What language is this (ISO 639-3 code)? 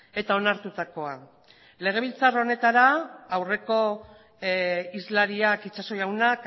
eus